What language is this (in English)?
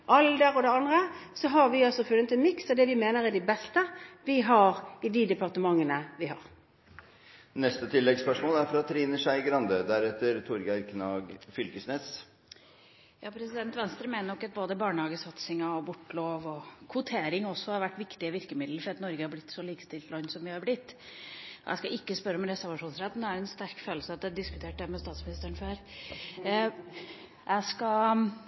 Norwegian